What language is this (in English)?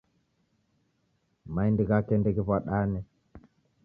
Taita